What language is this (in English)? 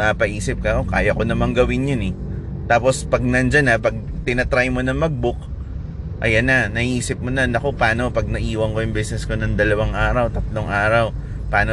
Filipino